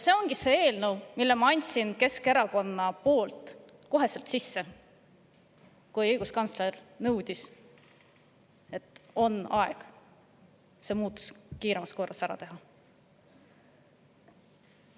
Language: Estonian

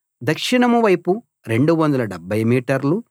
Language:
Telugu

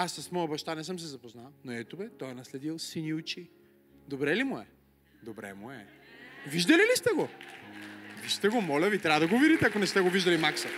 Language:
Bulgarian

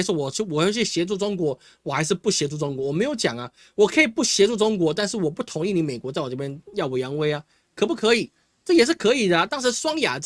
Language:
Chinese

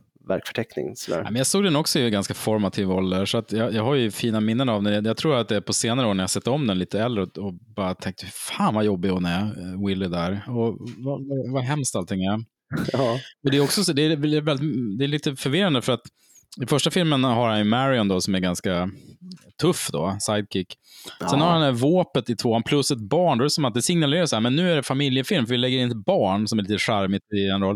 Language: Swedish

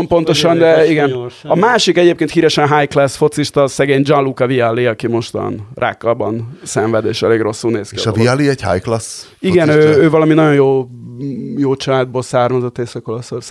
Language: Hungarian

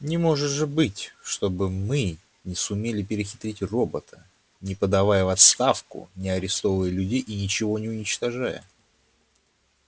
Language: Russian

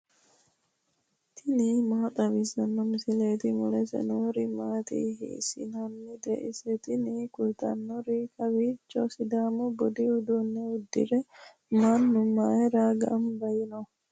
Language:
Sidamo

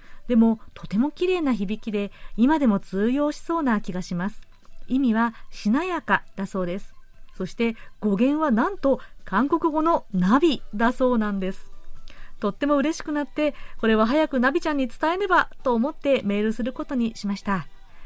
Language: Japanese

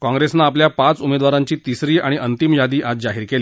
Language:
Marathi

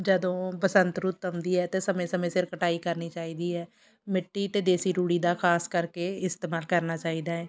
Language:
Punjabi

